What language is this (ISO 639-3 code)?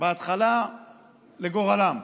heb